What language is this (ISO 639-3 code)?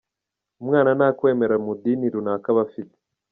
kin